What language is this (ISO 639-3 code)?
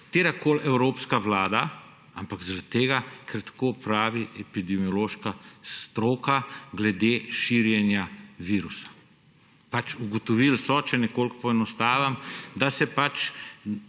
slv